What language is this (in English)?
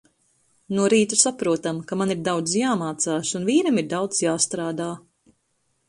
Latvian